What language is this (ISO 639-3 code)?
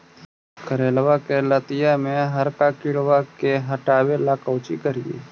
mag